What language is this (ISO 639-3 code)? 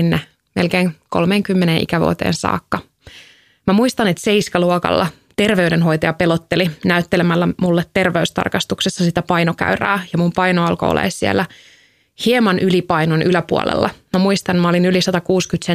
fin